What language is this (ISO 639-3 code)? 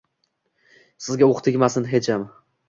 uzb